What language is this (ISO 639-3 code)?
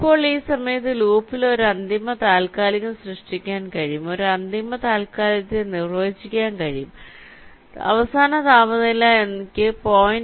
mal